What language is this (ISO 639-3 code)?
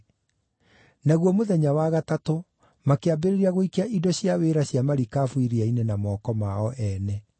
kik